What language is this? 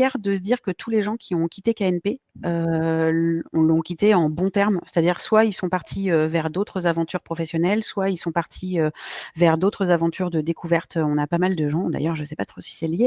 French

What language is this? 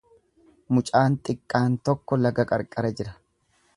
Oromo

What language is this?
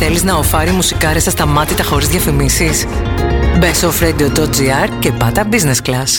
Greek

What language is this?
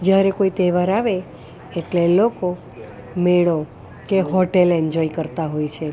Gujarati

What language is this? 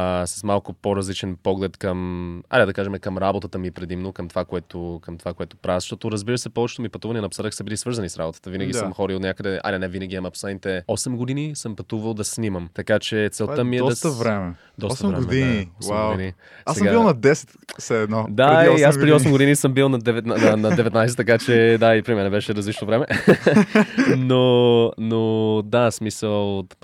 Bulgarian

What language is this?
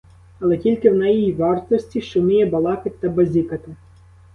Ukrainian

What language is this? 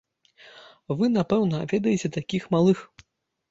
Belarusian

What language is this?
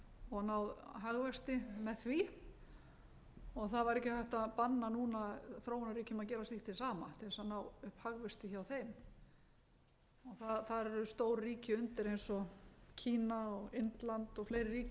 Icelandic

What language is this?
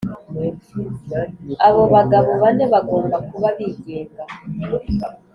Kinyarwanda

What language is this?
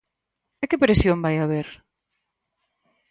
Galician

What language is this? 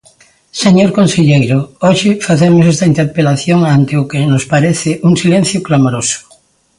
Galician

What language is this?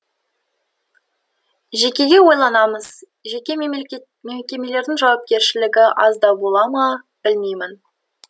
Kazakh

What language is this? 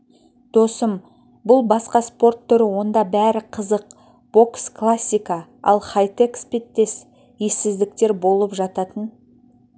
Kazakh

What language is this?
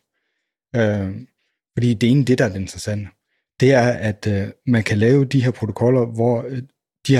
Danish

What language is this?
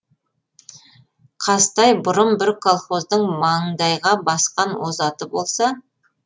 Kazakh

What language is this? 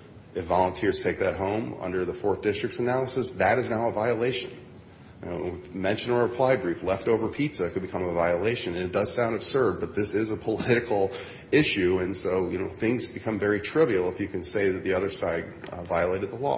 English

